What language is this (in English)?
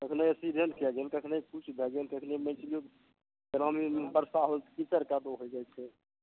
Maithili